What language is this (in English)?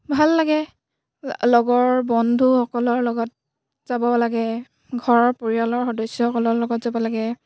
Assamese